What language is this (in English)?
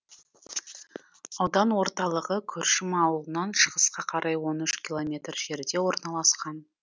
Kazakh